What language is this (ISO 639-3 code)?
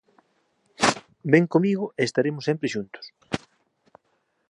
glg